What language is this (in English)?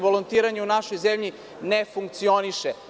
Serbian